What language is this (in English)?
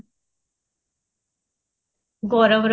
Odia